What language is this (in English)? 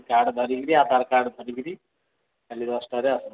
Odia